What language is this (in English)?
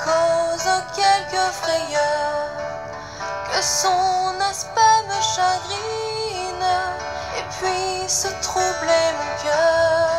Japanese